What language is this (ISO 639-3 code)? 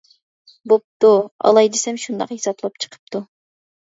uig